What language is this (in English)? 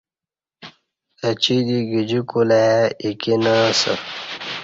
Kati